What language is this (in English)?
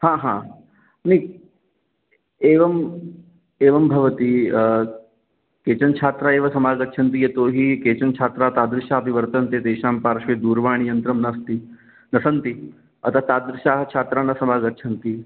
Sanskrit